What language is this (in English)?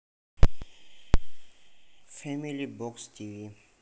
Russian